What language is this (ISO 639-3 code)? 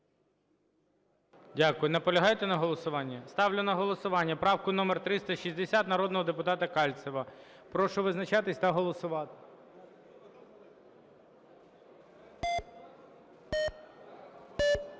ukr